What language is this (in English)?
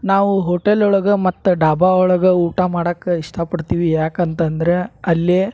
Kannada